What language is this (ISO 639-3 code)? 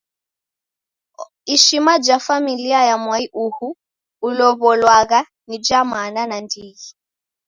dav